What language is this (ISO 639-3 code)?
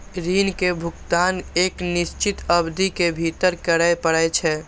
mai